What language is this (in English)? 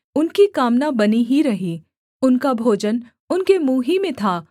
Hindi